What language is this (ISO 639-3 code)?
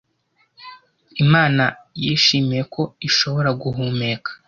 kin